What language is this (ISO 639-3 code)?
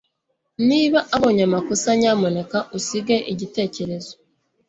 kin